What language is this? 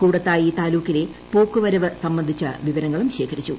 Malayalam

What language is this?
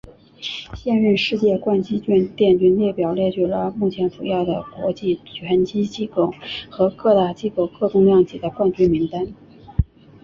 Chinese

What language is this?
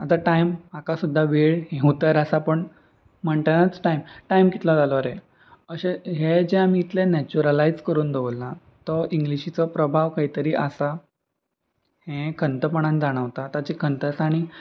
Konkani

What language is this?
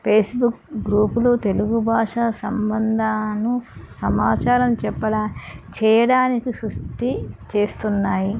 Telugu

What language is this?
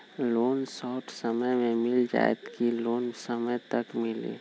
Magahi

